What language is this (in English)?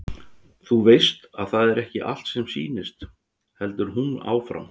Icelandic